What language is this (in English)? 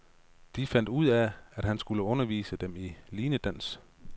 Danish